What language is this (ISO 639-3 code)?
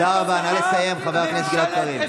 heb